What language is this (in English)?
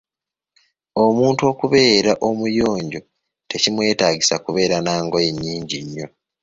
Ganda